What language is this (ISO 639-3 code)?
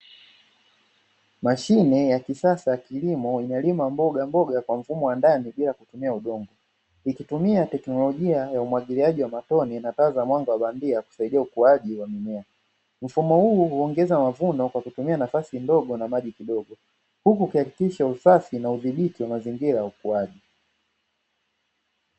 swa